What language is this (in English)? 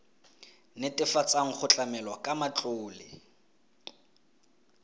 Tswana